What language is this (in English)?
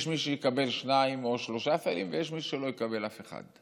Hebrew